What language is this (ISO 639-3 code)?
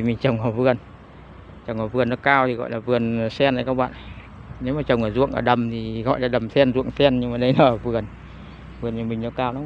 vie